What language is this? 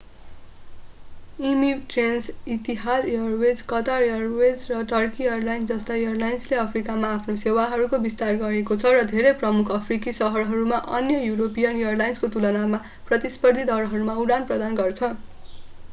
Nepali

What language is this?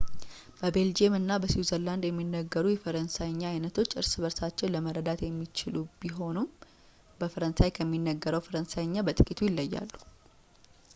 Amharic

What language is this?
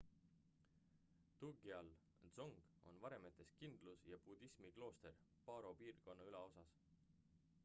Estonian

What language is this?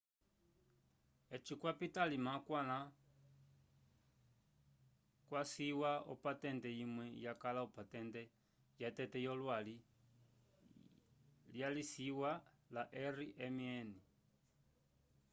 Umbundu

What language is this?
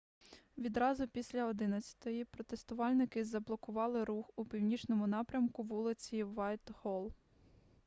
Ukrainian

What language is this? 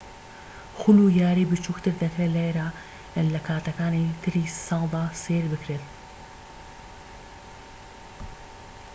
Central Kurdish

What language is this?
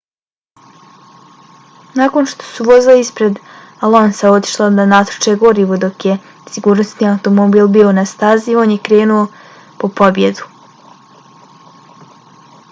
Bosnian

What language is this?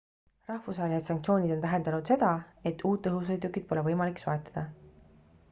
Estonian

